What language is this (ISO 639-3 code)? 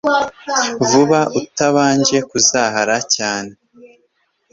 kin